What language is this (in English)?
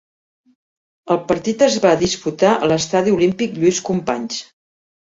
Catalan